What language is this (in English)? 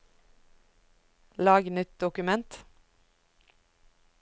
Norwegian